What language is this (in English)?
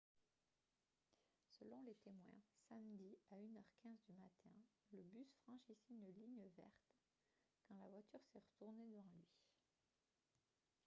French